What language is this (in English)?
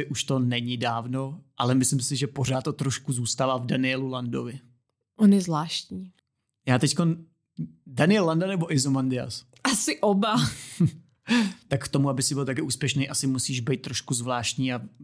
Czech